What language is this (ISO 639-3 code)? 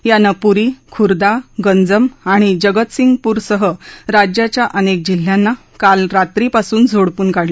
mar